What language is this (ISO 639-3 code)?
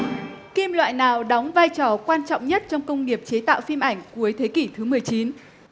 vie